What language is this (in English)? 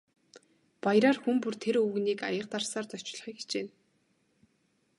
Mongolian